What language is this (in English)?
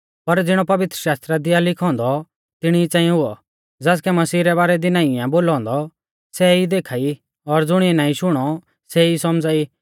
Mahasu Pahari